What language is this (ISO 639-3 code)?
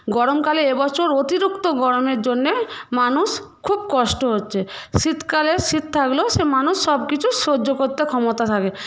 ben